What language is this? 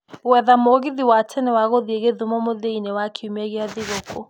Kikuyu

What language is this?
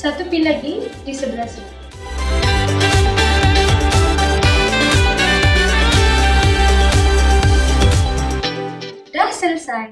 Malay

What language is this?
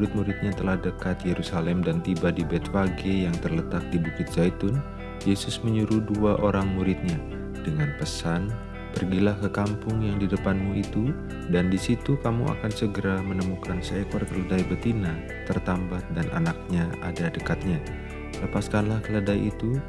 Indonesian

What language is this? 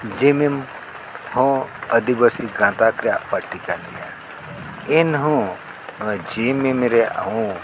Santali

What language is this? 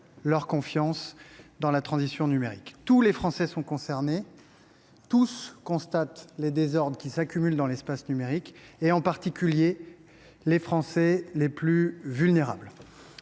French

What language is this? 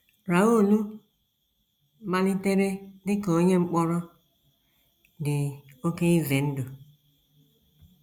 Igbo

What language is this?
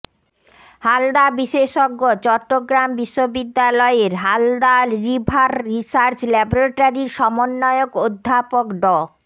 Bangla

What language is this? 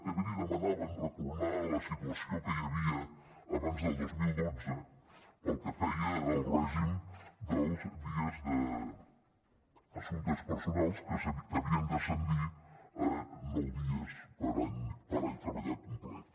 Catalan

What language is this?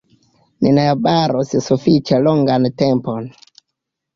Esperanto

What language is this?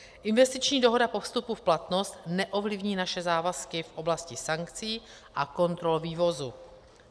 Czech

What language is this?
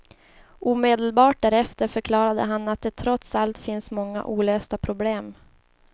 Swedish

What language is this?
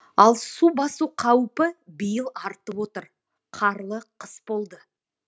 Kazakh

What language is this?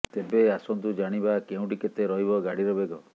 Odia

